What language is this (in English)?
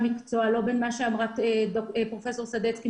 Hebrew